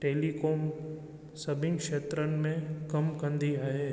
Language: Sindhi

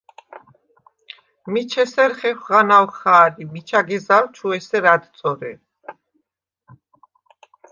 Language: Svan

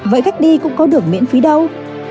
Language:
Vietnamese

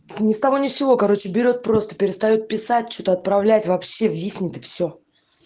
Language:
Russian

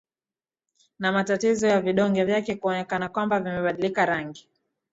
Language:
Swahili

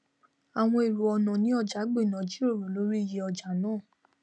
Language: Yoruba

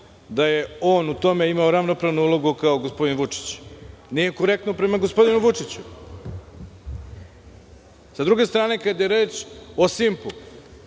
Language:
Serbian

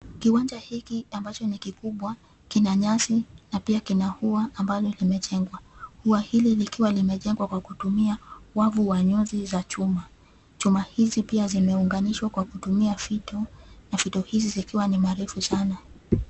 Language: Swahili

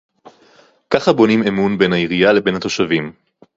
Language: Hebrew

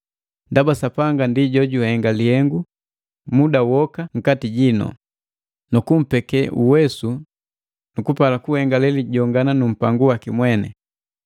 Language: Matengo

